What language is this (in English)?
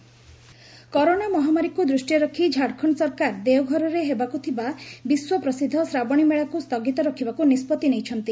Odia